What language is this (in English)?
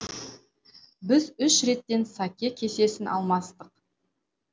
Kazakh